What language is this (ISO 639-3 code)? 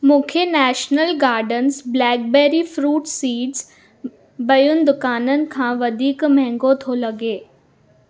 snd